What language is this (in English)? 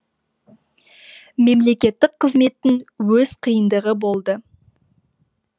Kazakh